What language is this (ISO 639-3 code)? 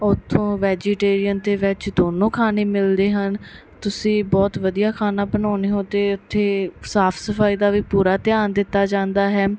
pan